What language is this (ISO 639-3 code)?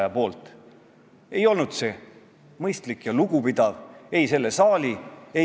est